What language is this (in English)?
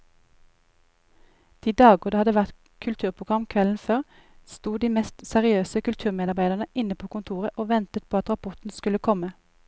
Norwegian